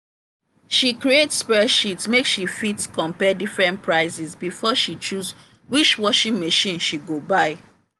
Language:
Nigerian Pidgin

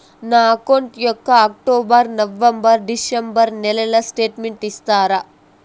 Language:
Telugu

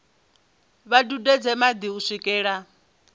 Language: Venda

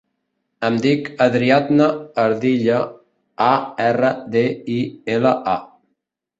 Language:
Catalan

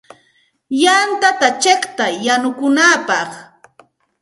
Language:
Santa Ana de Tusi Pasco Quechua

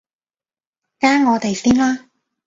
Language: Cantonese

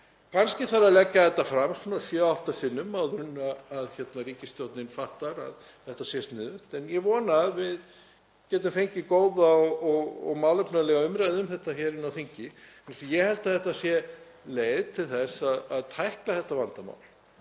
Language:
Icelandic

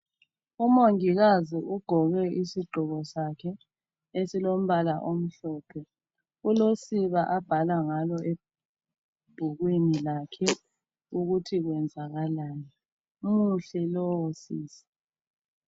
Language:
North Ndebele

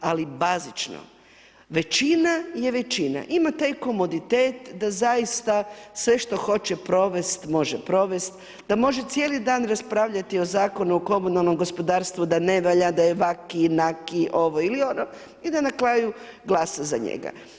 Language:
Croatian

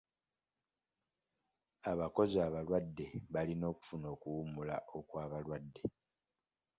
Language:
Ganda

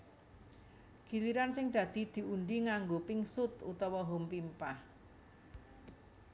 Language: Javanese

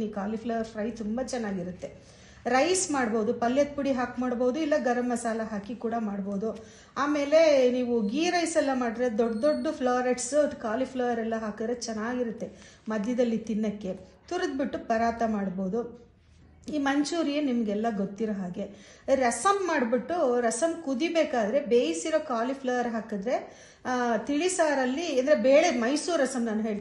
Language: Kannada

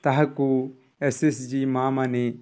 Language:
Odia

